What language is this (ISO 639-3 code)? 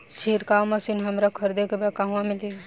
bho